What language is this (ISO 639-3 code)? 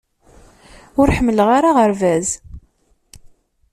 kab